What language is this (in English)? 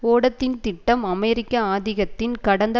Tamil